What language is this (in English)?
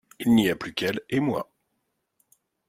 French